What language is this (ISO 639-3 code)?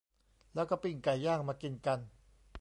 tha